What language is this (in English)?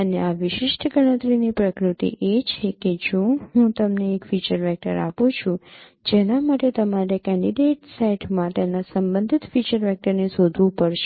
Gujarati